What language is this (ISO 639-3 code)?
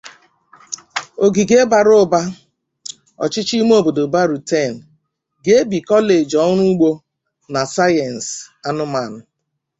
ibo